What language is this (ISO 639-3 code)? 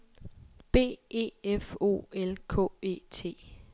dan